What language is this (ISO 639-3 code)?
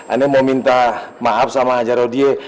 ind